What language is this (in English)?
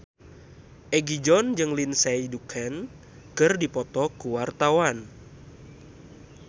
Sundanese